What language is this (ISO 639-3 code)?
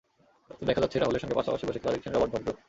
ben